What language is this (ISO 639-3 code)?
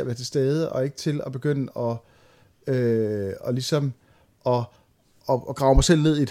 dan